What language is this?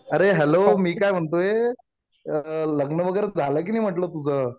Marathi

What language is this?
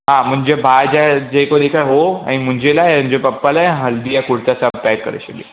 Sindhi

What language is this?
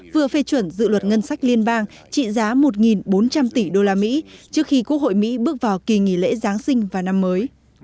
Vietnamese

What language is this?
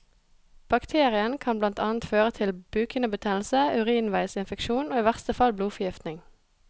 Norwegian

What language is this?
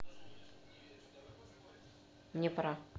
Russian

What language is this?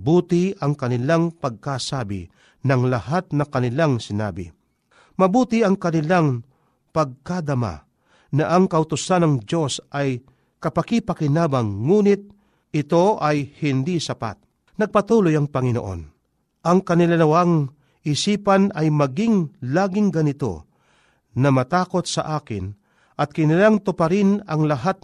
Filipino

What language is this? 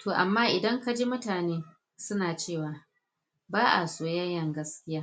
Hausa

